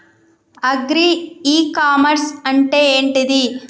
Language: Telugu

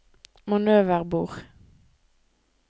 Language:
Norwegian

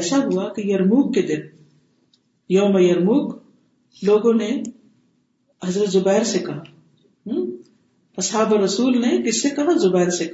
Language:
Urdu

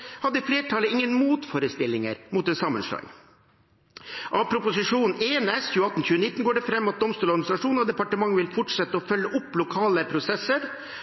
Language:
Norwegian Bokmål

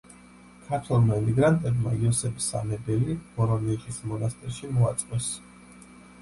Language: Georgian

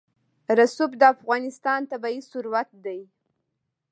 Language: Pashto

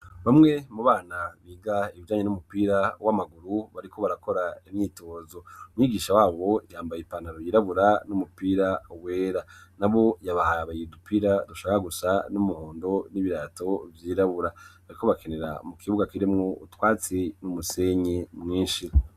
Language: Rundi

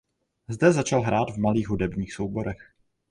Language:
Czech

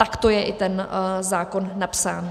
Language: Czech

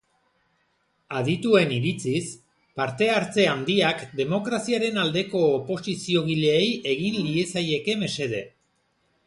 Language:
Basque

